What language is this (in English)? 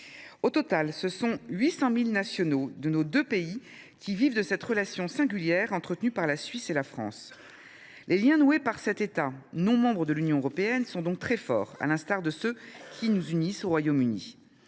French